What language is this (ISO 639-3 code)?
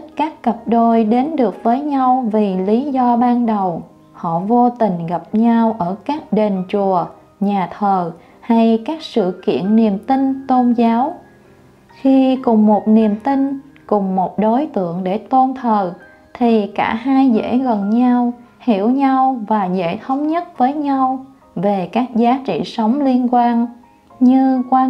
vie